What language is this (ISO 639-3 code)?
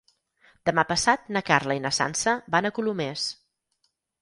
cat